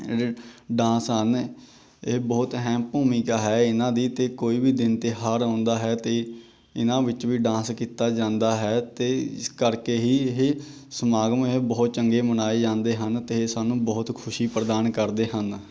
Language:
Punjabi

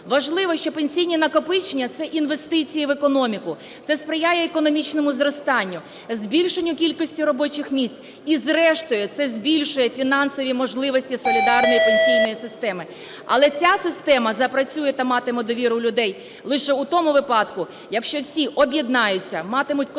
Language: Ukrainian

